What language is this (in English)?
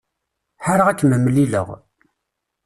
Kabyle